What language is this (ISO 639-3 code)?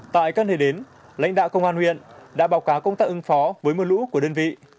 vie